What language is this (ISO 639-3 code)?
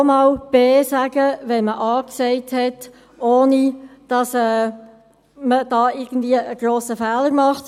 gsw